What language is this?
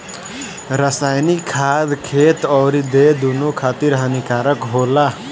Bhojpuri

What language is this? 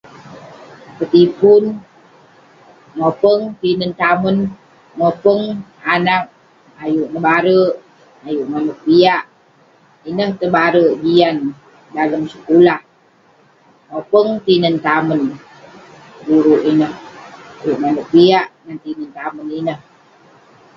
Western Penan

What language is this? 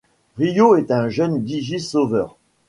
French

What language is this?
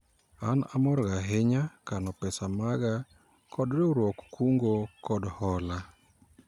Luo (Kenya and Tanzania)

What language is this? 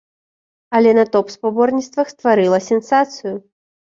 Belarusian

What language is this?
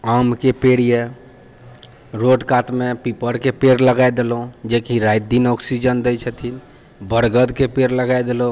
Maithili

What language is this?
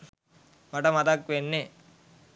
Sinhala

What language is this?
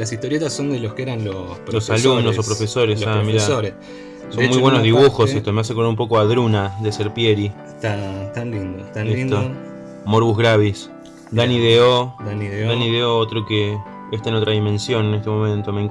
Spanish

